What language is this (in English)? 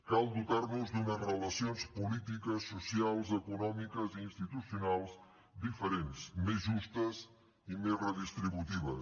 Catalan